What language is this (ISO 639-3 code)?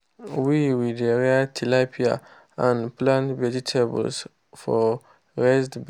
pcm